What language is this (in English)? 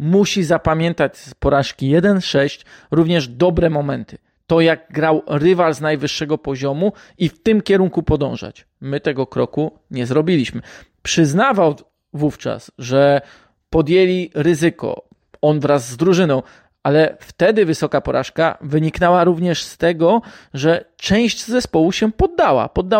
Polish